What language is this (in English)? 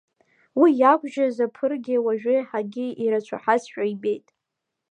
Abkhazian